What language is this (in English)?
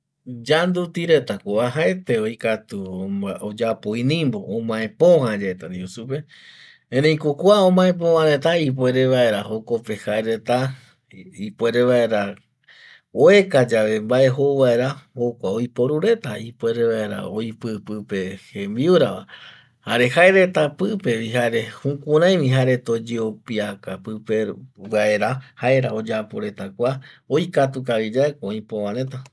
Eastern Bolivian Guaraní